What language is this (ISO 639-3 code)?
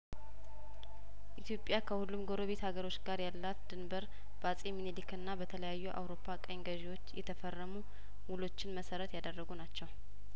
amh